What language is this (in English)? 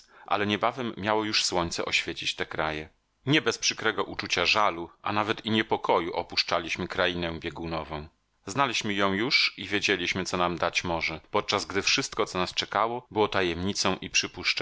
Polish